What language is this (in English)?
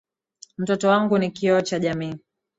Swahili